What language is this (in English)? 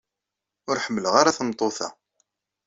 Kabyle